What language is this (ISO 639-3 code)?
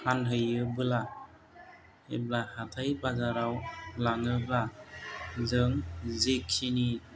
brx